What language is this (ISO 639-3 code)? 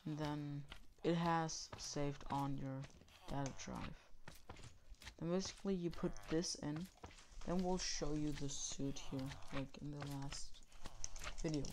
eng